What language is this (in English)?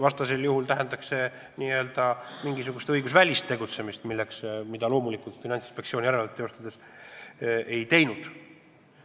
Estonian